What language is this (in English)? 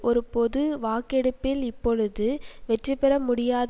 Tamil